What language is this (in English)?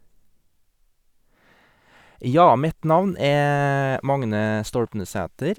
Norwegian